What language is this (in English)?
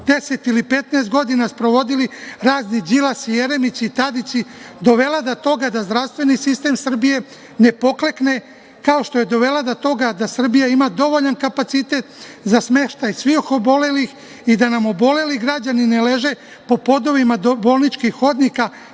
Serbian